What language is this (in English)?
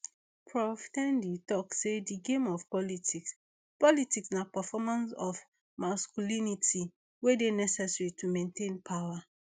Nigerian Pidgin